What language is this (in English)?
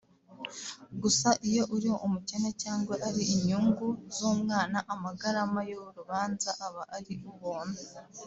Kinyarwanda